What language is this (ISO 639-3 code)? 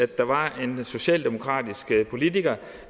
dan